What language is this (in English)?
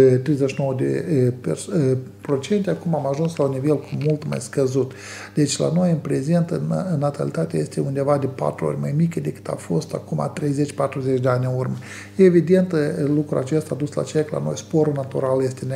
Romanian